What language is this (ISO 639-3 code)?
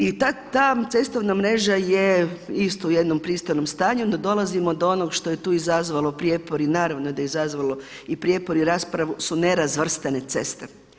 hrv